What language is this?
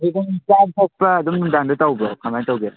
Manipuri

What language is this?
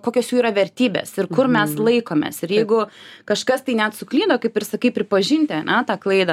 Lithuanian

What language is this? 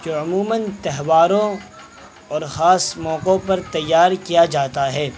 Urdu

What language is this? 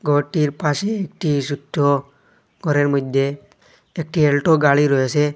Bangla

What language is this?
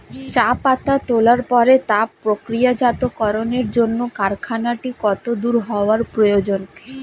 Bangla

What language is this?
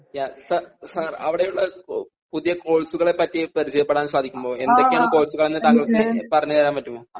Malayalam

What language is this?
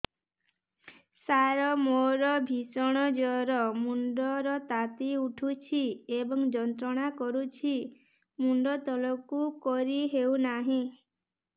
Odia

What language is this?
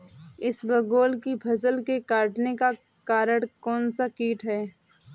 Hindi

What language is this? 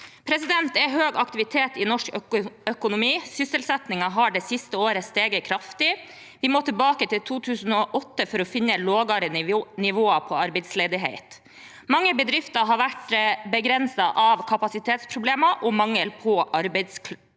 Norwegian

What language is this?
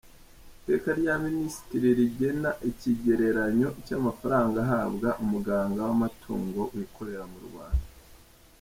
Kinyarwanda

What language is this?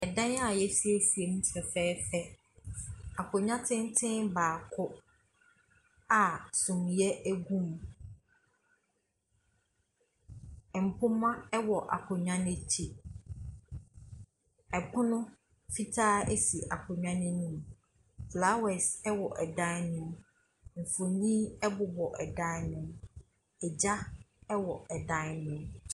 Akan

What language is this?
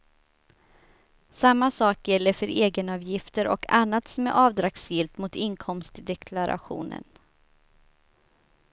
Swedish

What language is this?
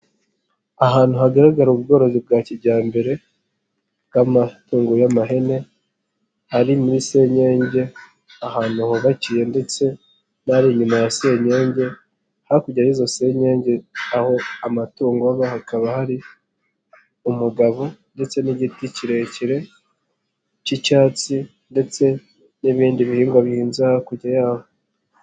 Kinyarwanda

